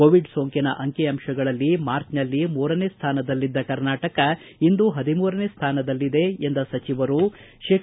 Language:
Kannada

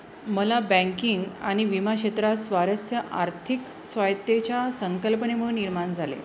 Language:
Marathi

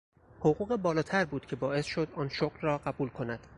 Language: Persian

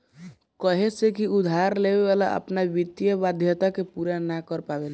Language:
Bhojpuri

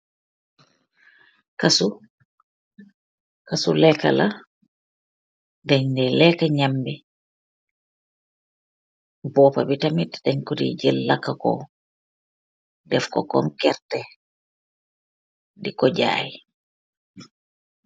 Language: Wolof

